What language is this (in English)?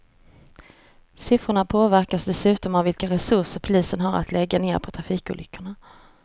Swedish